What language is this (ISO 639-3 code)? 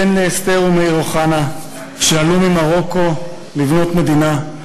heb